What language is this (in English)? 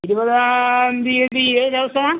Malayalam